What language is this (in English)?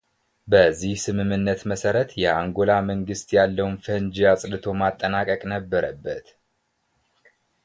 Amharic